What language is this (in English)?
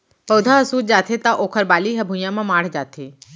Chhattisgarhi